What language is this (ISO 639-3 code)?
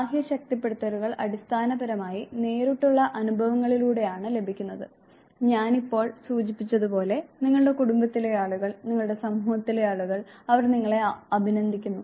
mal